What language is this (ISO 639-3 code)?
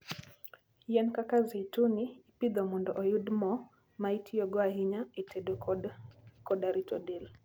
luo